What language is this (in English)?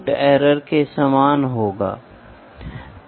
Hindi